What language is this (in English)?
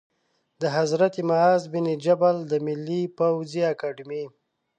Pashto